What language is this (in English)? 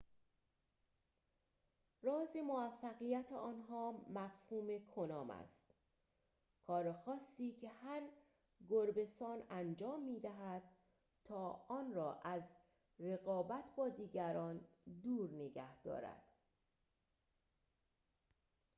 Persian